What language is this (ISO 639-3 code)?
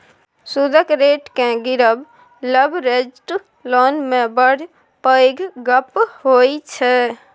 mai